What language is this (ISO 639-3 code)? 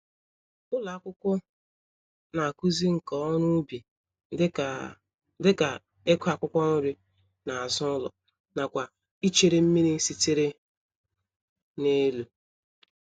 ibo